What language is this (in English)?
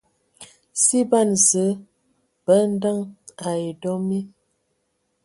Ewondo